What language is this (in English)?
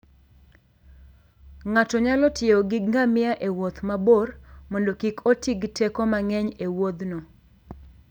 Luo (Kenya and Tanzania)